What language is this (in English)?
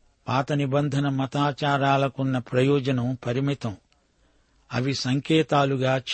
Telugu